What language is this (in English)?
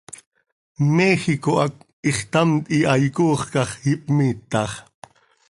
Seri